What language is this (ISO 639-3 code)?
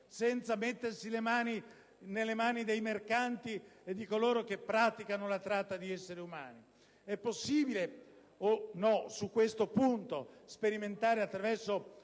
ita